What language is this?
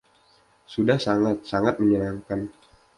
Indonesian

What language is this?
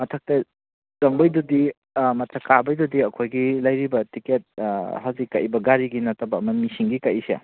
Manipuri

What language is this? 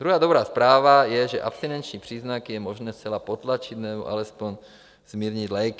Czech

